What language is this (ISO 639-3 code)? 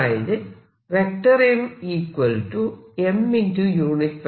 mal